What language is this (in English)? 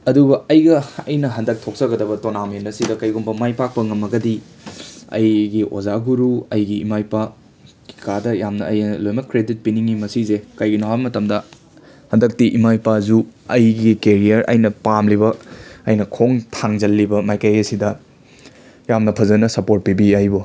Manipuri